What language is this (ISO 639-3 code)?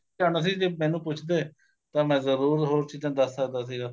pan